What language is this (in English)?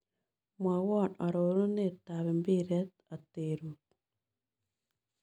Kalenjin